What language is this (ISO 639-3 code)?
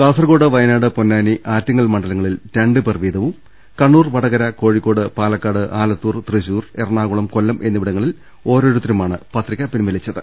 mal